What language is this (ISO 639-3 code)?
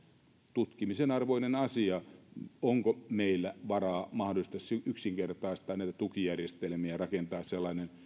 fin